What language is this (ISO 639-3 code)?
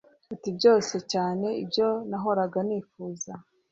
kin